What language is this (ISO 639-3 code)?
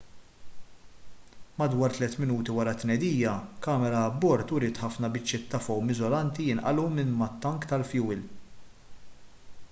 mlt